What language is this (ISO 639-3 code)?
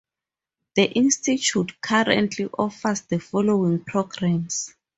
eng